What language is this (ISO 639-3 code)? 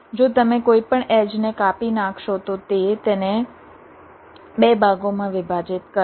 guj